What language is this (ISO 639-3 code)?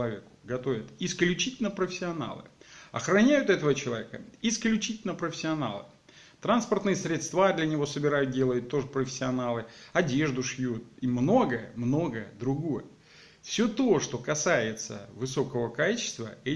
rus